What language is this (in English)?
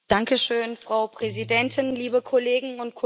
German